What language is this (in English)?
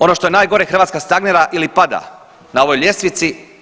Croatian